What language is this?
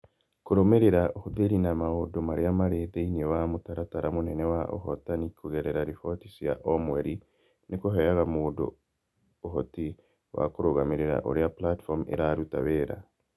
Kikuyu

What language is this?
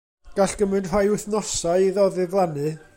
Welsh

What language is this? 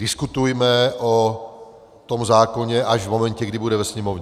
Czech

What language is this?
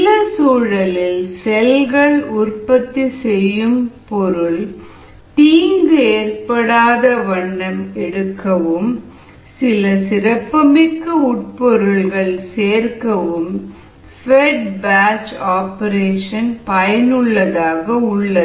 Tamil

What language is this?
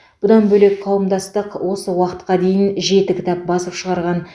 Kazakh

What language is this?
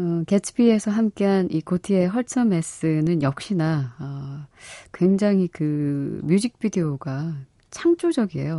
Korean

